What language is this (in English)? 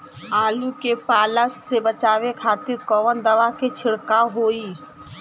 Bhojpuri